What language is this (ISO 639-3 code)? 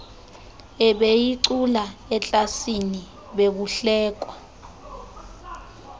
xho